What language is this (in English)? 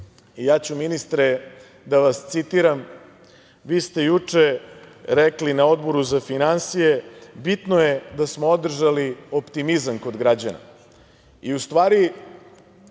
Serbian